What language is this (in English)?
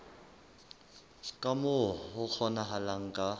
Southern Sotho